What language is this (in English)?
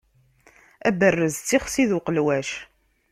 Kabyle